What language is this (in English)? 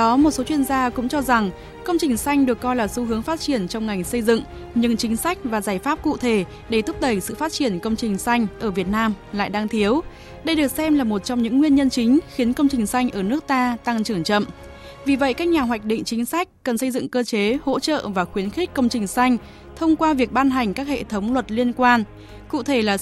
Vietnamese